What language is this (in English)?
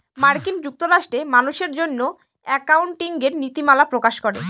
Bangla